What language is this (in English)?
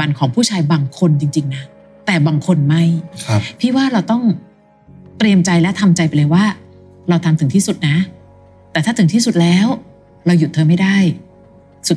Thai